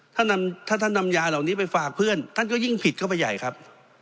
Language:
Thai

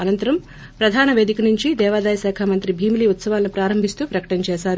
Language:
Telugu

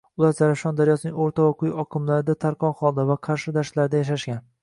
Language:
Uzbek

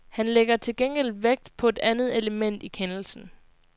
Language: Danish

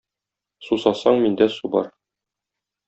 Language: Tatar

